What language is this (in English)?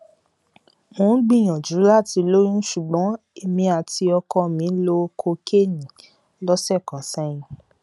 Yoruba